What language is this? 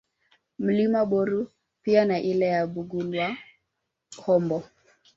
Swahili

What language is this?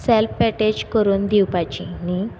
Konkani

